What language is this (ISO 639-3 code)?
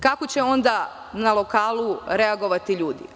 srp